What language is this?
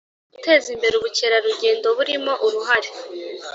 Kinyarwanda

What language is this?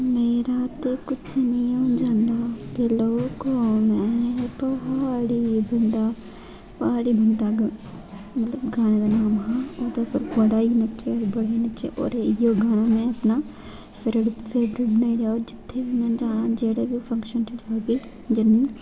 Dogri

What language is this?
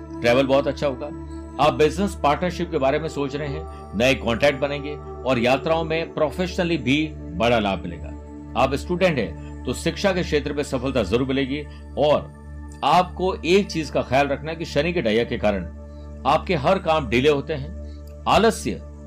Hindi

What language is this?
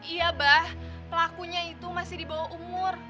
Indonesian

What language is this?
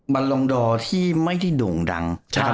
Thai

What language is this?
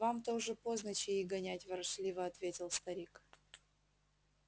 Russian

